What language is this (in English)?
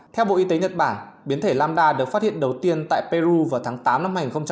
Vietnamese